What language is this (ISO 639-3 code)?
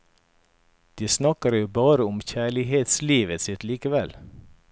nor